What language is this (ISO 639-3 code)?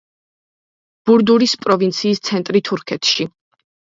kat